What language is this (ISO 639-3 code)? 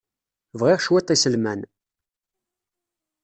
kab